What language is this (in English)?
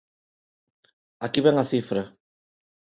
Galician